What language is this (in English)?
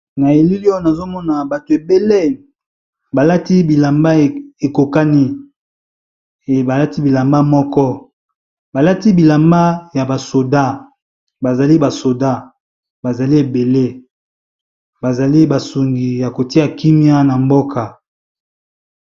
Lingala